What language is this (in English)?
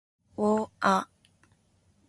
Japanese